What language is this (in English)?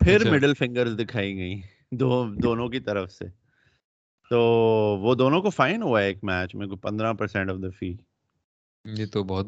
Urdu